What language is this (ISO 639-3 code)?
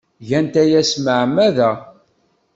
kab